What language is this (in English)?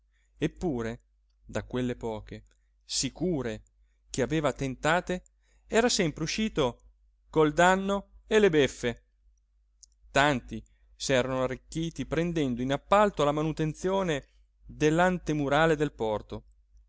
Italian